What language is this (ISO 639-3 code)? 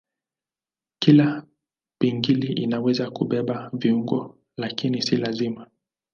swa